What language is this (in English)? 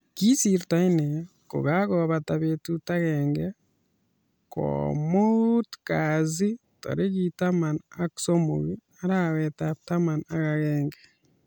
Kalenjin